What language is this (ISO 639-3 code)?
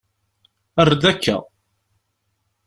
kab